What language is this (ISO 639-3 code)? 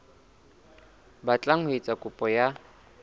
sot